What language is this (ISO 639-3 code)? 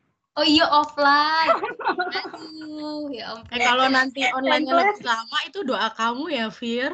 ind